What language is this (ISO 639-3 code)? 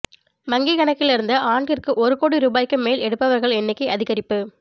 tam